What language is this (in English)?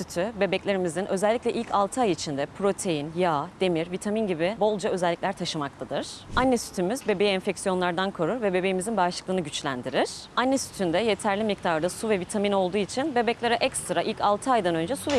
Turkish